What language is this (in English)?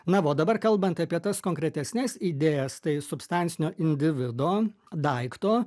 Lithuanian